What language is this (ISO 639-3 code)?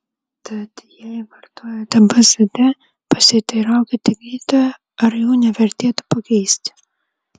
lit